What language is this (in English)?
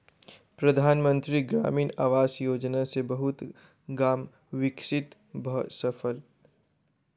Maithili